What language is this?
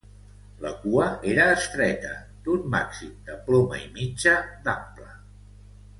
Catalan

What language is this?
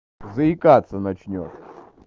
Russian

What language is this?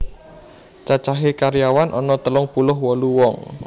Javanese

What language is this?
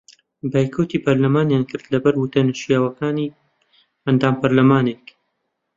Central Kurdish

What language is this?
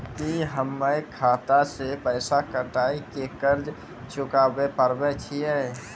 Maithili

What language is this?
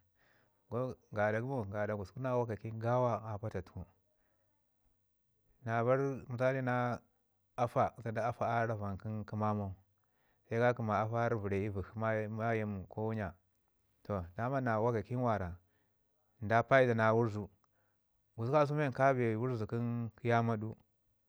Ngizim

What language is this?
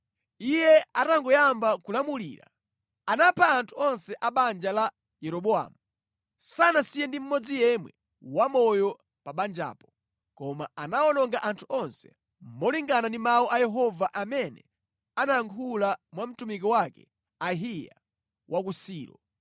Nyanja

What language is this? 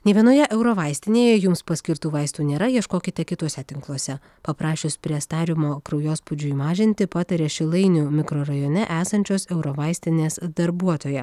Lithuanian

